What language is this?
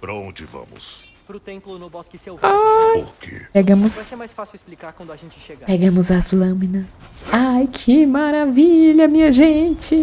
Portuguese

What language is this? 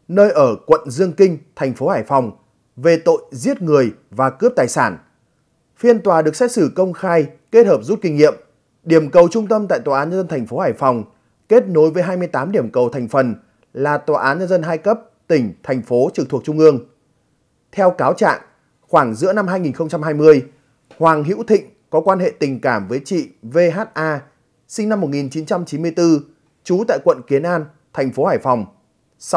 Vietnamese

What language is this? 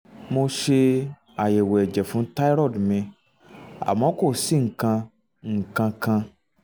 Yoruba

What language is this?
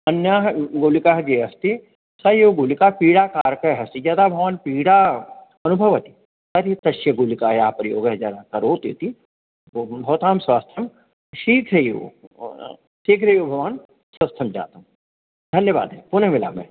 Sanskrit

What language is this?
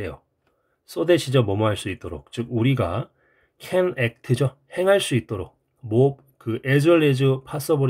Korean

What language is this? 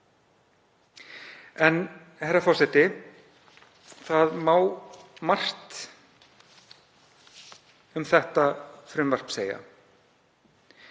Icelandic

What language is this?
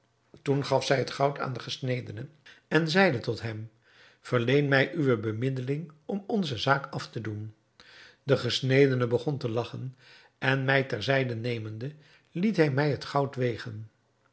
Dutch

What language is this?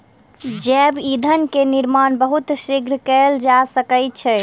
Maithili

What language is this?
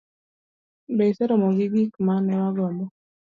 Luo (Kenya and Tanzania)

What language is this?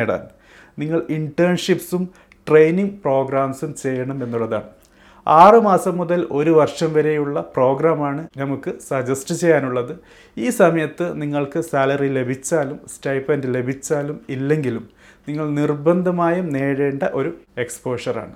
Malayalam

